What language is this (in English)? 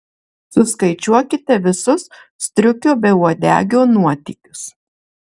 Lithuanian